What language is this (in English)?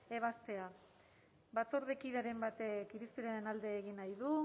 Basque